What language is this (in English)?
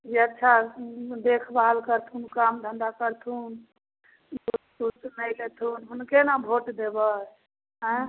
Maithili